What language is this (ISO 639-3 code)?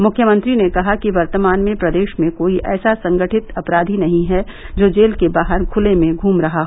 hin